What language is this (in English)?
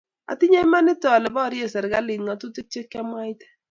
Kalenjin